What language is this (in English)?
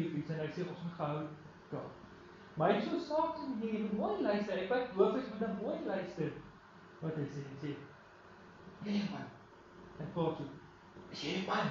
Dutch